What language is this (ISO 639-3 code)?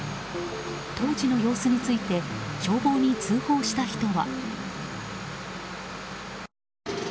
jpn